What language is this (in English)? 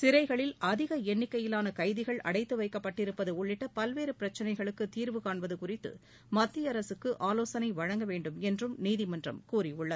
Tamil